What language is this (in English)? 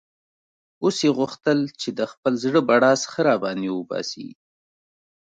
Pashto